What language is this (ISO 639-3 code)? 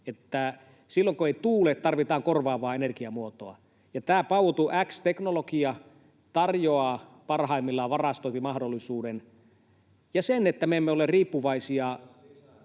fin